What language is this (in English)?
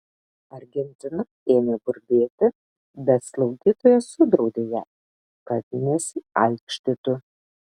Lithuanian